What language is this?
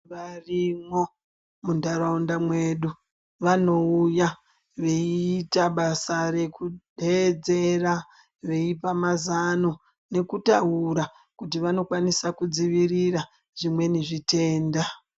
Ndau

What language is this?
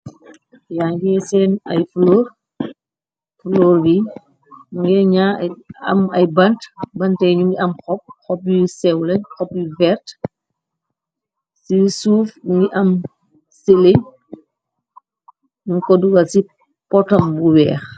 Wolof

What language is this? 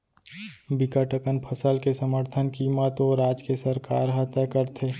Chhattisgarhi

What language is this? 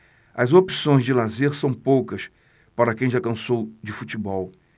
Portuguese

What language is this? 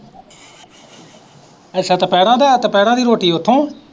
Punjabi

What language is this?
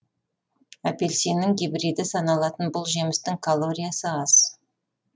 Kazakh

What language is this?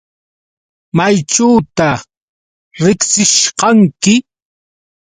Yauyos Quechua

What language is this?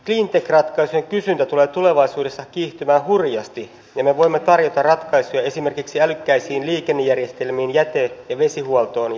Finnish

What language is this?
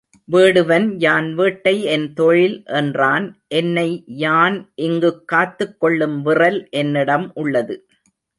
Tamil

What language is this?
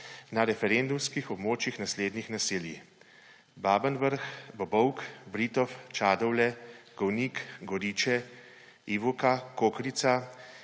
Slovenian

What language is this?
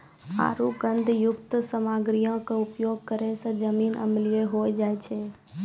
Maithili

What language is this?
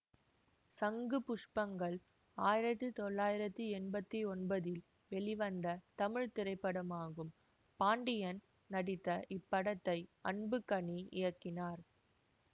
Tamil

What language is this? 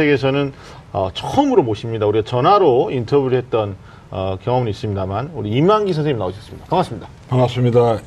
Korean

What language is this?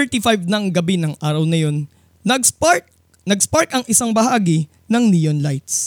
Filipino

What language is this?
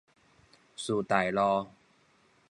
Min Nan Chinese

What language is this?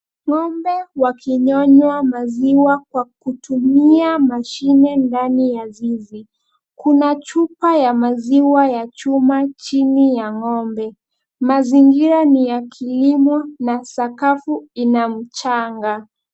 Swahili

